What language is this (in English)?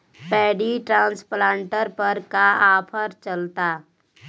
Bhojpuri